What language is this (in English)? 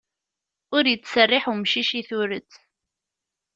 Kabyle